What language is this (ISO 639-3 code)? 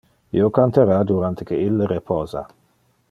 ina